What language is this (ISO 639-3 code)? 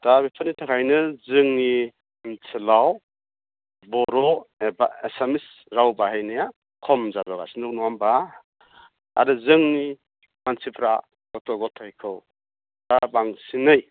brx